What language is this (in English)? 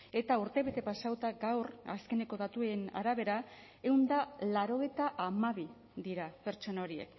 Basque